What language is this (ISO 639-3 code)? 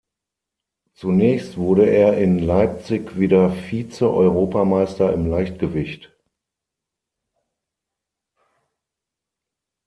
deu